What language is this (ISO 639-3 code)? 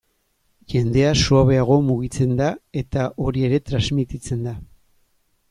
eus